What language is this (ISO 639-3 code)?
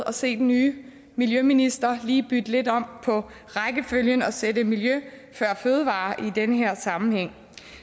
dan